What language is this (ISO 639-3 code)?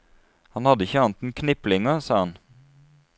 nor